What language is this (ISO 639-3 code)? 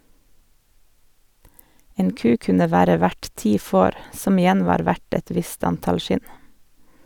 nor